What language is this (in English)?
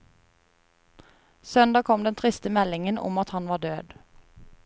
Norwegian